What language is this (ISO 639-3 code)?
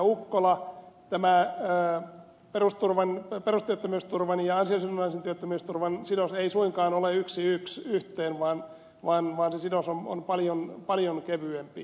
fin